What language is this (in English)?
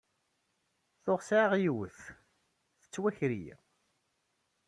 Kabyle